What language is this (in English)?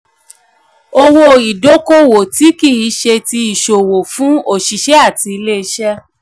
Yoruba